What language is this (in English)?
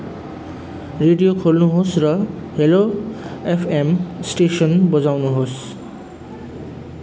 Nepali